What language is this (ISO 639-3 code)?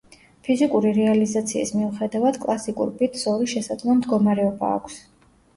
kat